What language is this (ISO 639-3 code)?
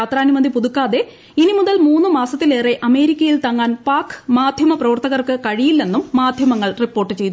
mal